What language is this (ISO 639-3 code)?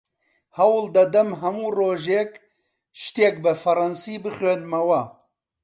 ckb